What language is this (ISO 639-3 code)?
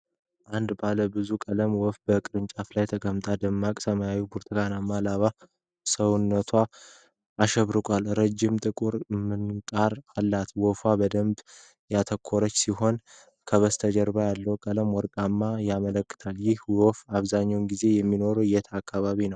amh